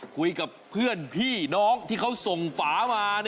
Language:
Thai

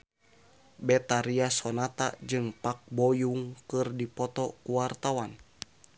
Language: Sundanese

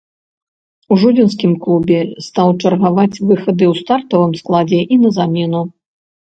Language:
Belarusian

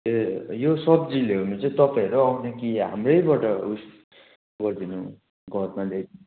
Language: Nepali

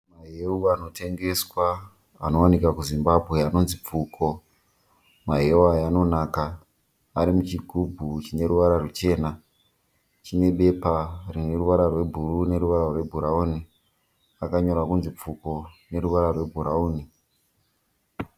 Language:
Shona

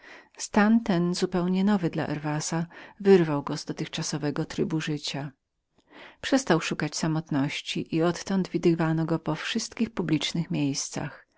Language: Polish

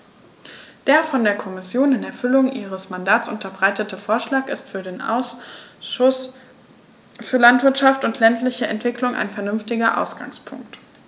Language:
German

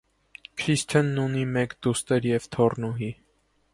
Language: Armenian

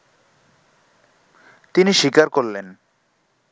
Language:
Bangla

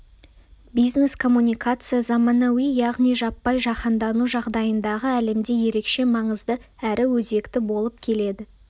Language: Kazakh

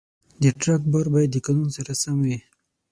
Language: Pashto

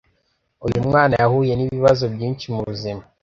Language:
Kinyarwanda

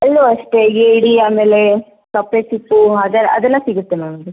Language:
Kannada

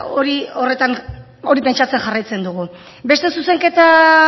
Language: Basque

